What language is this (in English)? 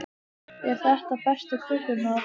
Icelandic